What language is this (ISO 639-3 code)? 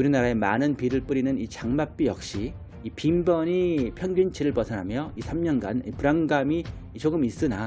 kor